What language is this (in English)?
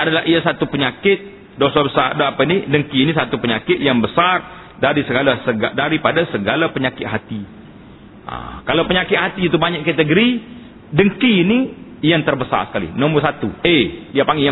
Malay